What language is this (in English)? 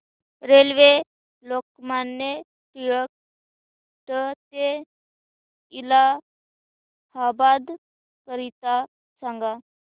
Marathi